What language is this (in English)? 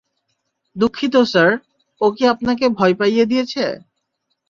Bangla